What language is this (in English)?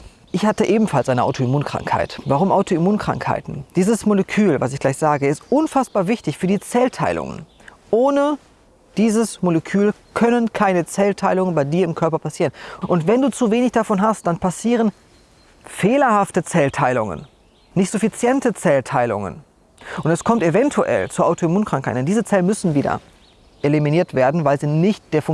German